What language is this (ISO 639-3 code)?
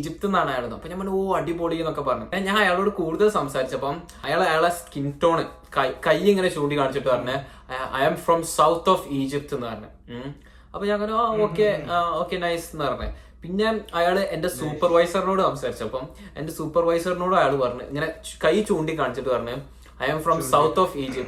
mal